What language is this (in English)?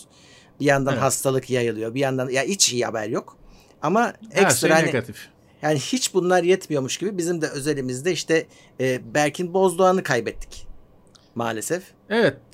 Turkish